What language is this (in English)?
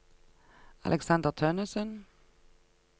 Norwegian